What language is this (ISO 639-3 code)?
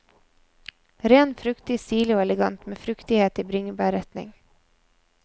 nor